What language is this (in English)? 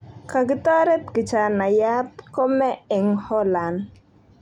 Kalenjin